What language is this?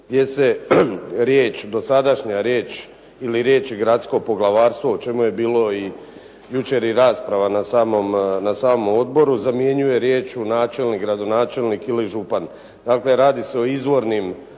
Croatian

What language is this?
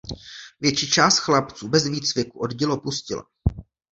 Czech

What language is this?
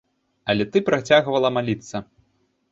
Belarusian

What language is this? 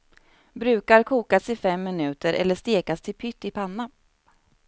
Swedish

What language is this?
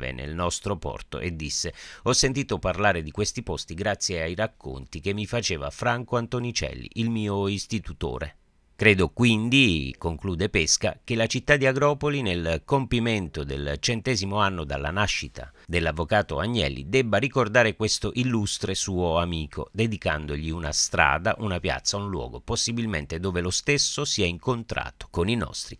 Italian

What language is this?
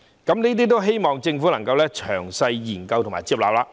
Cantonese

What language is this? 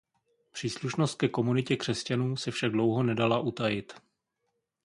Czech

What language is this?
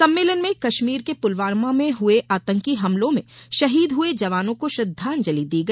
Hindi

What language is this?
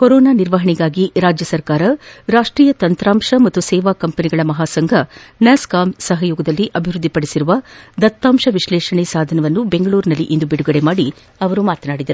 Kannada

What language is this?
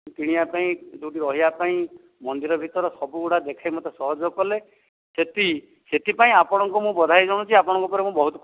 Odia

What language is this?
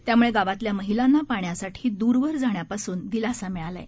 Marathi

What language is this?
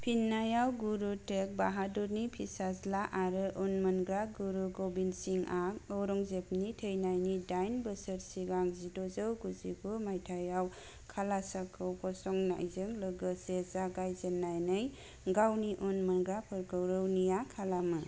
Bodo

